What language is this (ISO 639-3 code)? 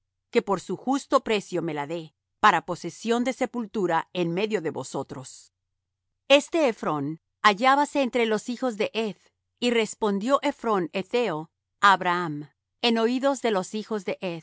spa